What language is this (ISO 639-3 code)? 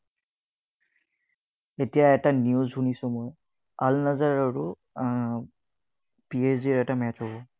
asm